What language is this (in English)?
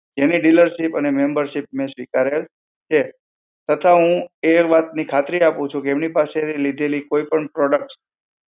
Gujarati